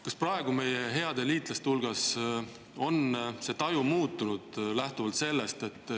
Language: Estonian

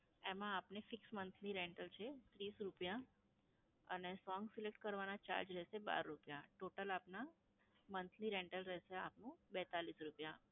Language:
Gujarati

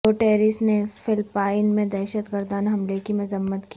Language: Urdu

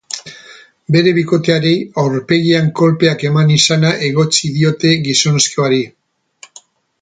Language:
Basque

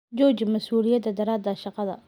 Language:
Somali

